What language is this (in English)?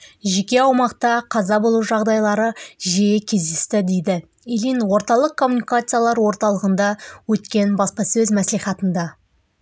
Kazakh